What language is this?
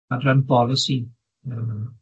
Welsh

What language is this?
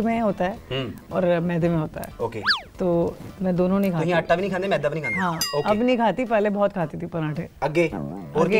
Punjabi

